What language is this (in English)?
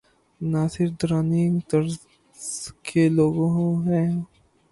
Urdu